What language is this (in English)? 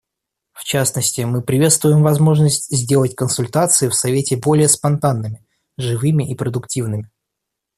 Russian